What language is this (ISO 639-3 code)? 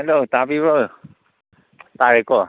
mni